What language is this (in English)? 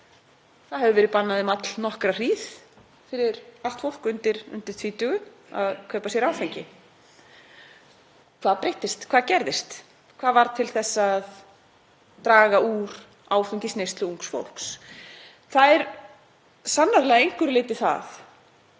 Icelandic